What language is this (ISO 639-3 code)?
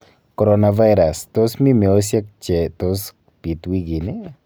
kln